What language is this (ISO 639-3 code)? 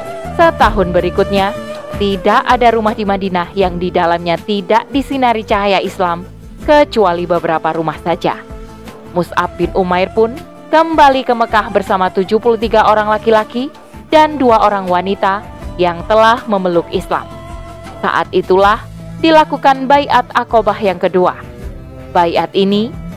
ind